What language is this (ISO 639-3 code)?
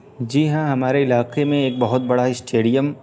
urd